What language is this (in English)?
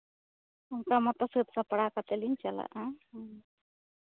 Santali